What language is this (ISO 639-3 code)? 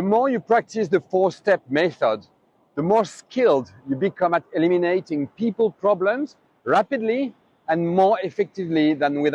eng